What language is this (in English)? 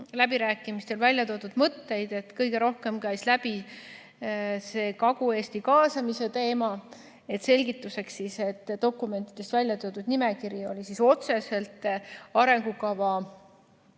Estonian